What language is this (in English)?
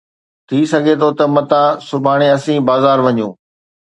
Sindhi